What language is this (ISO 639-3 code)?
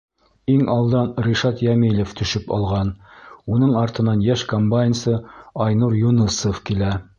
bak